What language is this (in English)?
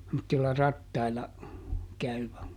Finnish